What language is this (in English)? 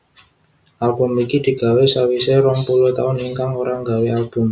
Javanese